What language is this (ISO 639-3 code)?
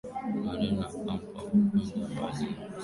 swa